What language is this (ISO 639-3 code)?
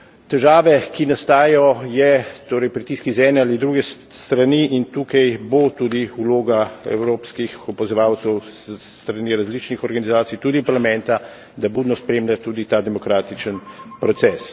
slv